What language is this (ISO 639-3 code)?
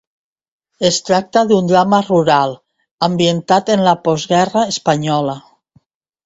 cat